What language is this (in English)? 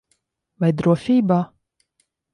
Latvian